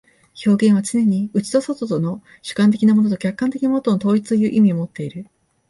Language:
Japanese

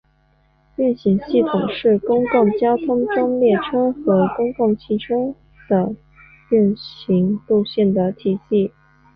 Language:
Chinese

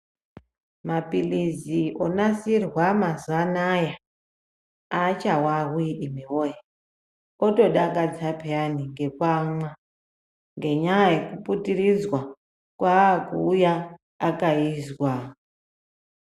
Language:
Ndau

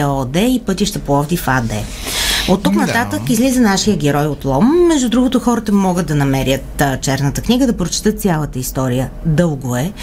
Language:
Bulgarian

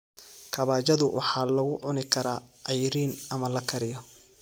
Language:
Somali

